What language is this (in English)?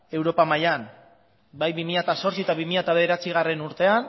Basque